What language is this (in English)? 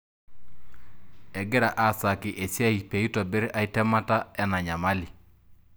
Masai